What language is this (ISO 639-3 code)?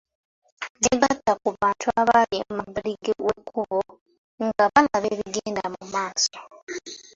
lug